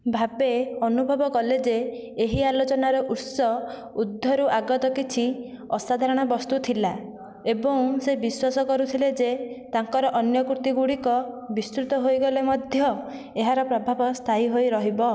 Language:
Odia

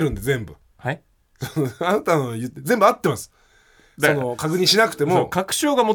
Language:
Japanese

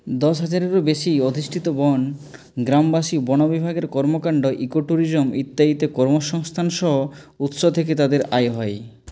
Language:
Bangla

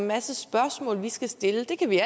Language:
Danish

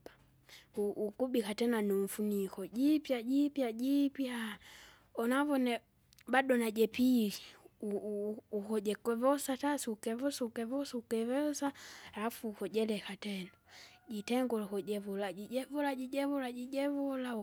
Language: Kinga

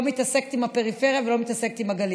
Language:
Hebrew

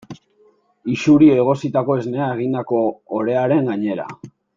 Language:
Basque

